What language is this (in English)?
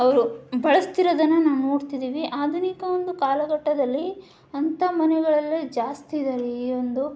Kannada